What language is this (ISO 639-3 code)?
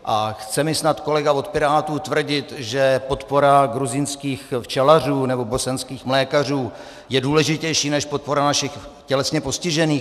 ces